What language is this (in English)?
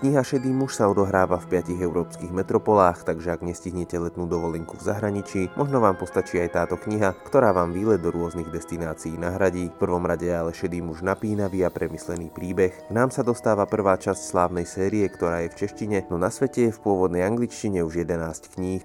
Slovak